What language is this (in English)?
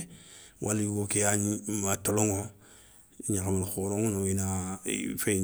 Soninke